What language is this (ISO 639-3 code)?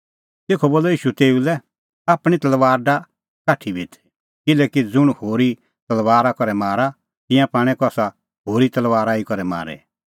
kfx